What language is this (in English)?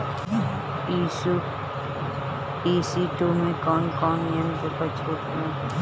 Bhojpuri